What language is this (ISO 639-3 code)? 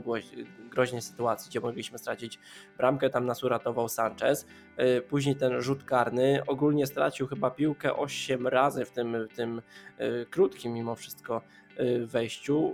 pol